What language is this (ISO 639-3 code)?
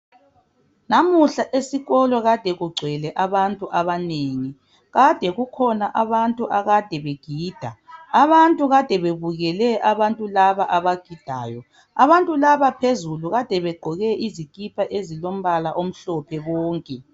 nde